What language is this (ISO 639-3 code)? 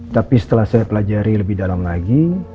ind